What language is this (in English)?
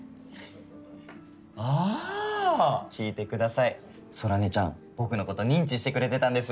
Japanese